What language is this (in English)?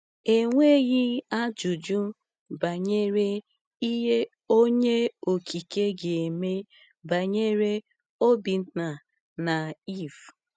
Igbo